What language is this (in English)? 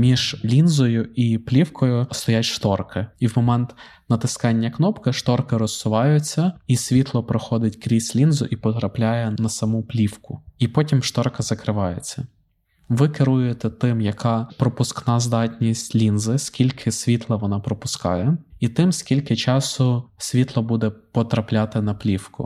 Ukrainian